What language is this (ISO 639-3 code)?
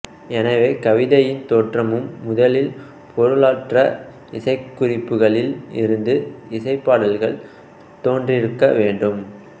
tam